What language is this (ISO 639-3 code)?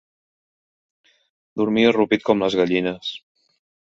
cat